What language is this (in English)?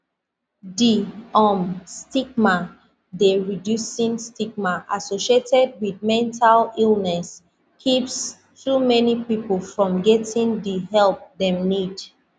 Nigerian Pidgin